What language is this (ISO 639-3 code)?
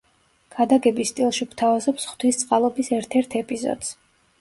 kat